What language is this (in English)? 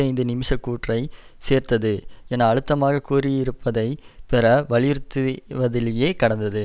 Tamil